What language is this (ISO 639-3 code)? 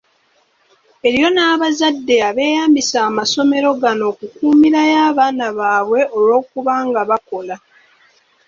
lug